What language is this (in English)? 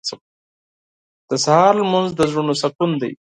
Pashto